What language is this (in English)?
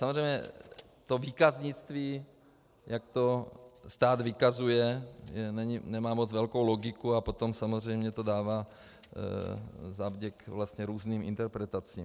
Czech